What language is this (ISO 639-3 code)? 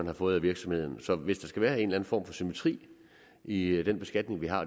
dan